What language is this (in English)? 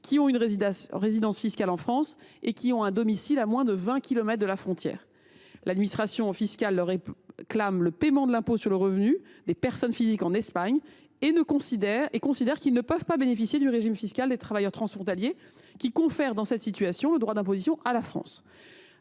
French